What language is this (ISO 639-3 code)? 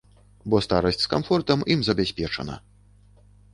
bel